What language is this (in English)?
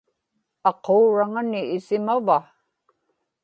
Inupiaq